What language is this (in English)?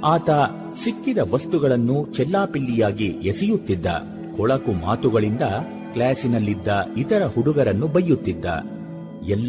Kannada